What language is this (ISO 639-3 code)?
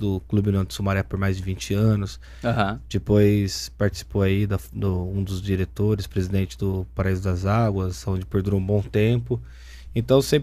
por